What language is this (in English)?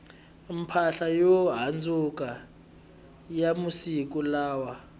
Tsonga